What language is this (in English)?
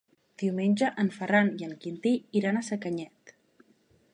Catalan